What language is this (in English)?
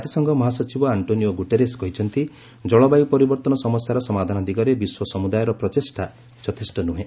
Odia